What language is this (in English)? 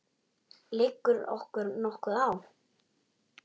Icelandic